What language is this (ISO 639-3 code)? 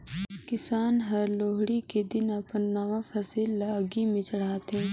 hne